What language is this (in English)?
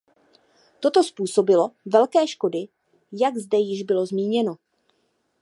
Czech